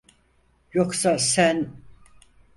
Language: Turkish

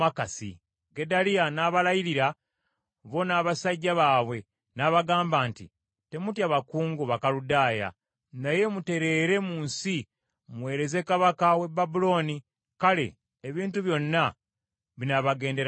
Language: Ganda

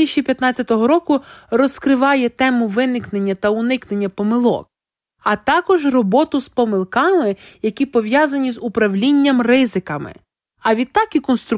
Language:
Ukrainian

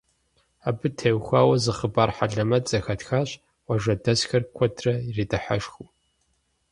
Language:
Kabardian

